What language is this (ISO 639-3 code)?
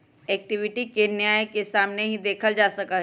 mag